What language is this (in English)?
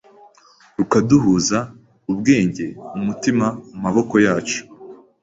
Kinyarwanda